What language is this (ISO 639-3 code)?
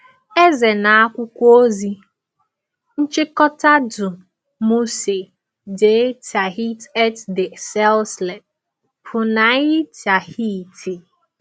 ibo